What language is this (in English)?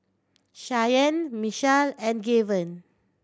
English